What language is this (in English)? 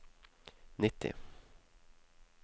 Norwegian